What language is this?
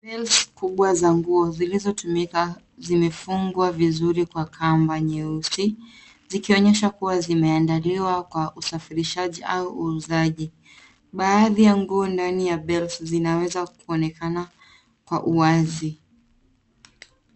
Swahili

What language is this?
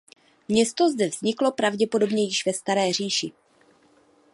Czech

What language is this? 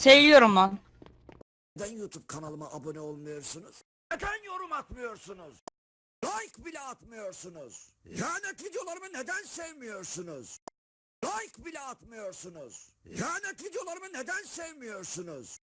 Turkish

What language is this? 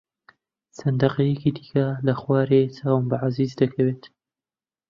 Central Kurdish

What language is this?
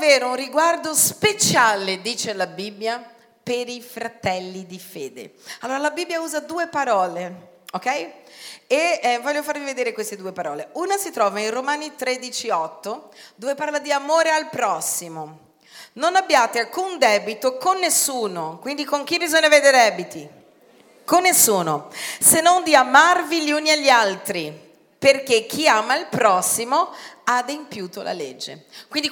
Italian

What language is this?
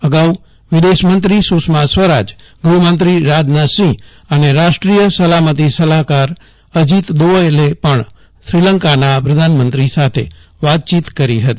Gujarati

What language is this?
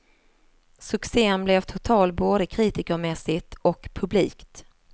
Swedish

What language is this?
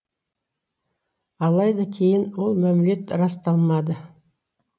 Kazakh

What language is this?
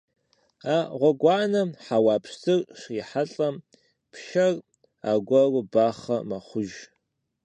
Kabardian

